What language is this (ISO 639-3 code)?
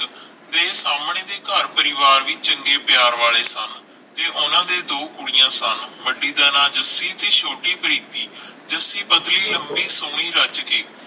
pan